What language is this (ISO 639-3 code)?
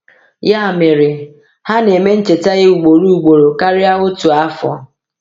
ibo